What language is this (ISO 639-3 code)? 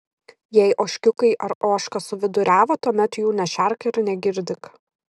lit